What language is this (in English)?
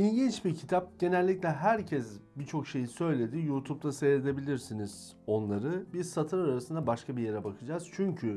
Turkish